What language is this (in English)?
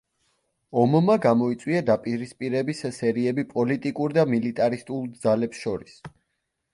Georgian